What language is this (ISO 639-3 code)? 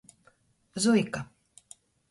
ltg